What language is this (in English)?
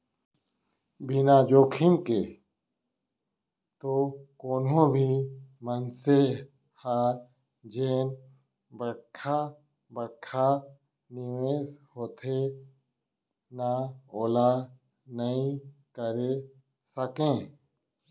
Chhattisgarhi